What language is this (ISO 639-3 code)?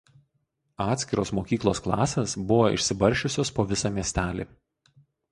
lit